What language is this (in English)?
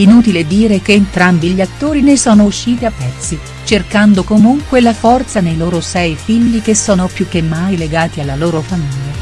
Italian